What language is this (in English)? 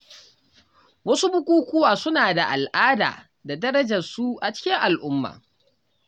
Hausa